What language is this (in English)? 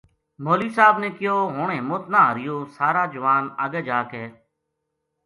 Gujari